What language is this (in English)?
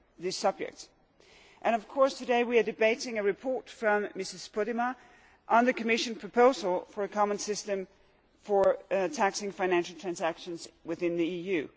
English